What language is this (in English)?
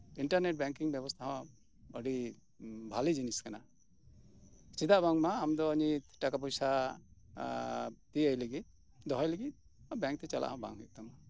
Santali